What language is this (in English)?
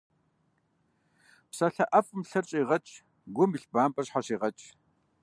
Kabardian